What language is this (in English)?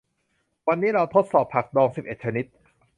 Thai